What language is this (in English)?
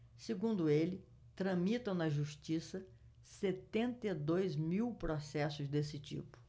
Portuguese